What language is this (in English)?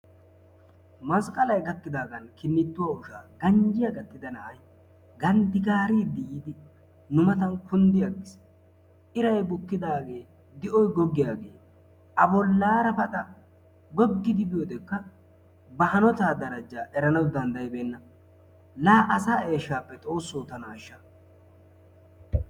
Wolaytta